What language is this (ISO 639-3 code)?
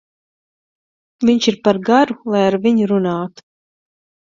lav